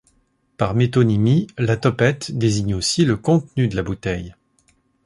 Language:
French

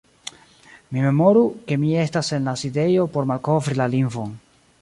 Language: Esperanto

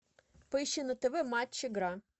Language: Russian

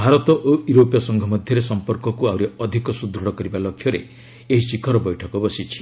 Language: Odia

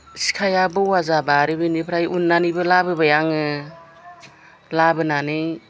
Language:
Bodo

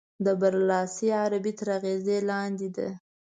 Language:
Pashto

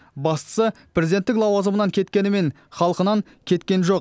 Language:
Kazakh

